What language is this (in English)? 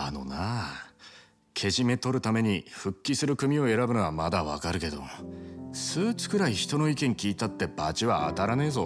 Japanese